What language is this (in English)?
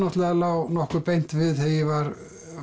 Icelandic